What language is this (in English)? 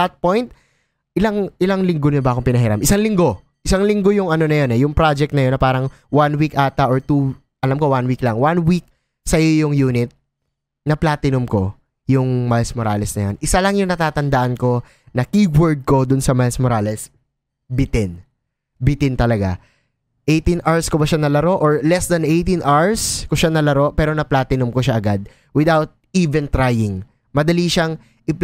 Filipino